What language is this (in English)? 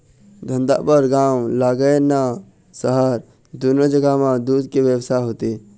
Chhattisgarhi